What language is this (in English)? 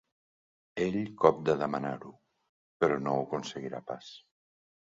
Catalan